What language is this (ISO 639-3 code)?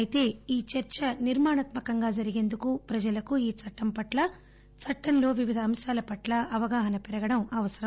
tel